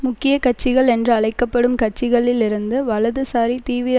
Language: Tamil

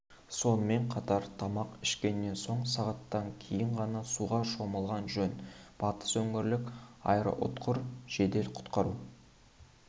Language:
Kazakh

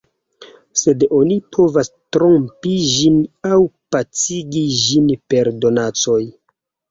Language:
Esperanto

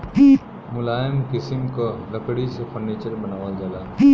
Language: Bhojpuri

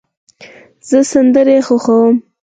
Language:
Pashto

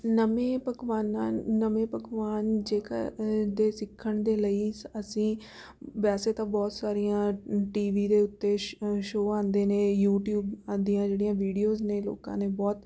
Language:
Punjabi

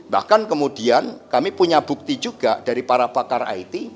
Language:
Indonesian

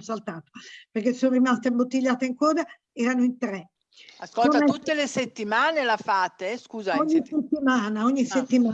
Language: Italian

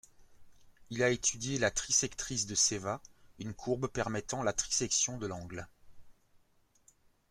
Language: French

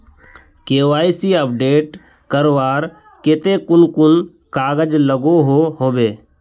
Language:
Magahi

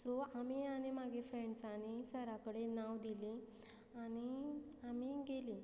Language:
Konkani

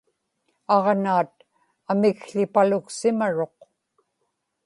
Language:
Inupiaq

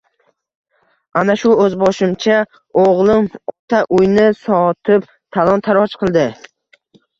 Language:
Uzbek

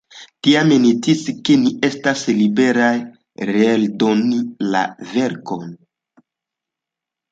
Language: Esperanto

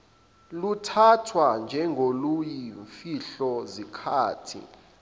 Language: Zulu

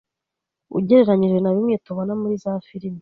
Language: Kinyarwanda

